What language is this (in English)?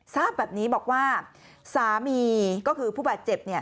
Thai